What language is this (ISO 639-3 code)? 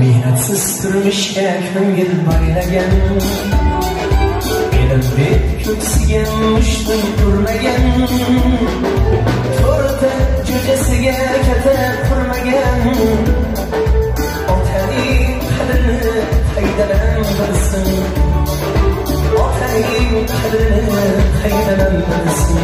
tur